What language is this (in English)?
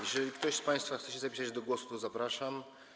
Polish